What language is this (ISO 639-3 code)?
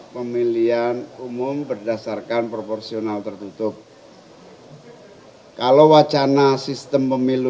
ind